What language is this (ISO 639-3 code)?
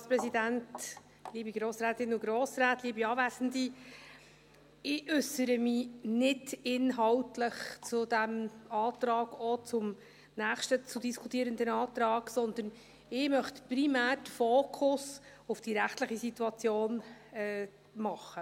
gsw